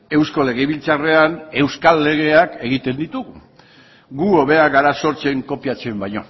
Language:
Basque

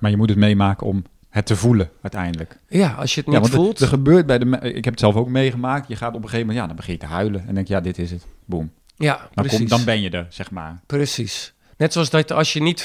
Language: Dutch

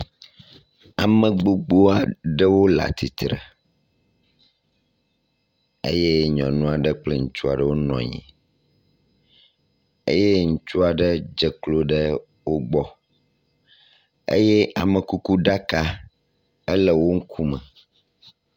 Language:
Ewe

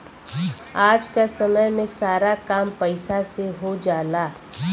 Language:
Bhojpuri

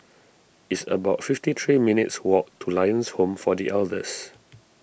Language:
English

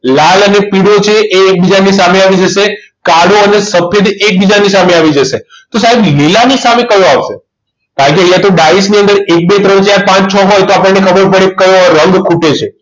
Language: Gujarati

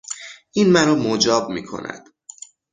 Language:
Persian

